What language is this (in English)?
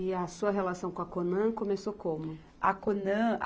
Portuguese